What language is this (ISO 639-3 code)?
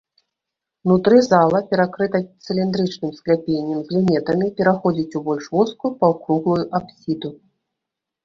bel